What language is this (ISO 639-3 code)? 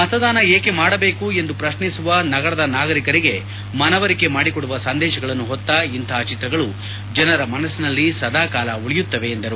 kan